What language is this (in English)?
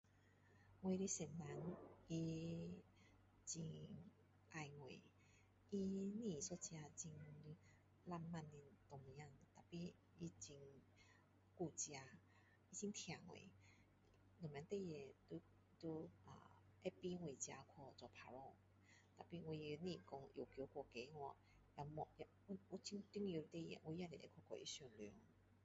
Min Dong Chinese